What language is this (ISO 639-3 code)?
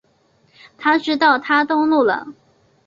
zho